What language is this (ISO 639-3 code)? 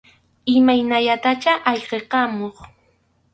qxu